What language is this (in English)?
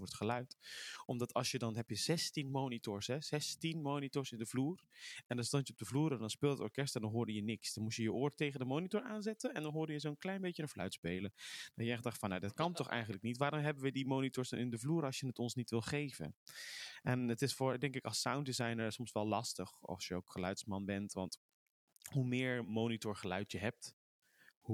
Dutch